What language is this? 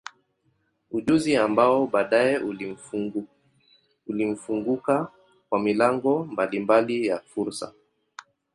Swahili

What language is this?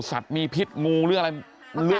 Thai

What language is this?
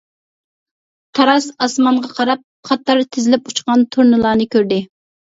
Uyghur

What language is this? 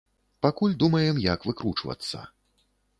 Belarusian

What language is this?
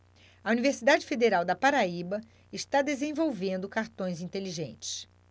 Portuguese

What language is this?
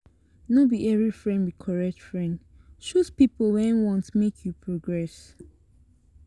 Nigerian Pidgin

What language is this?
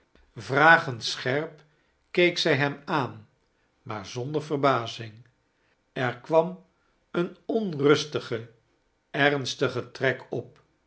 Dutch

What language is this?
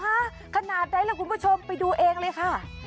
Thai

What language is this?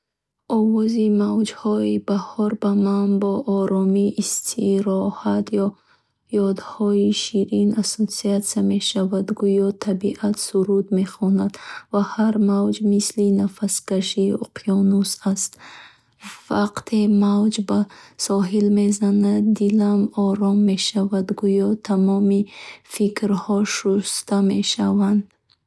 Bukharic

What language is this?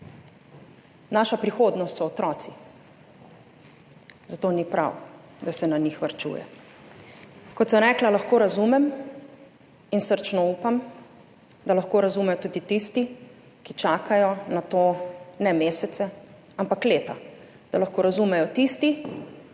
Slovenian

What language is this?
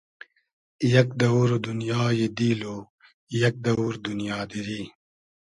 Hazaragi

